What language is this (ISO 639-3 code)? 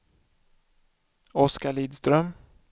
swe